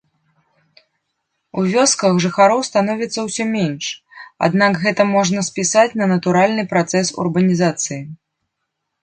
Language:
Belarusian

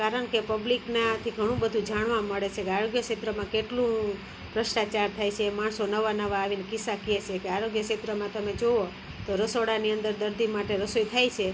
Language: Gujarati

